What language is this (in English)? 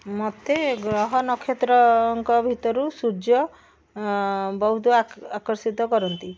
Odia